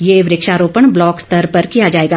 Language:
Hindi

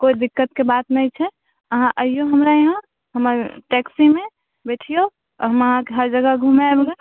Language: Maithili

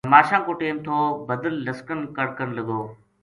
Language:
Gujari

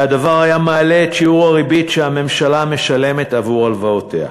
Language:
Hebrew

